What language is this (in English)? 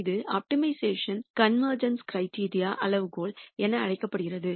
Tamil